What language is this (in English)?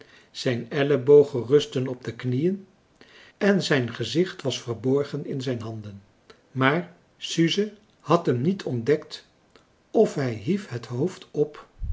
Dutch